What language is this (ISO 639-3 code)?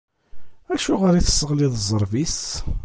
kab